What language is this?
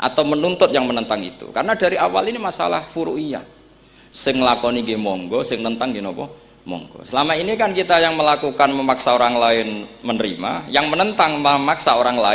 Indonesian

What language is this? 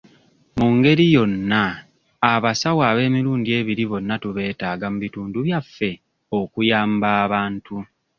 Ganda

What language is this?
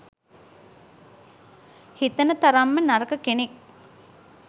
Sinhala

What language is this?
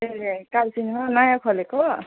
Nepali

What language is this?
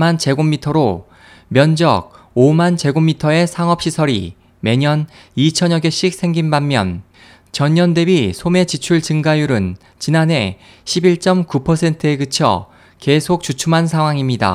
Korean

